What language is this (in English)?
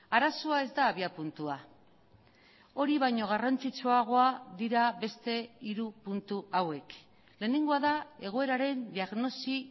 Basque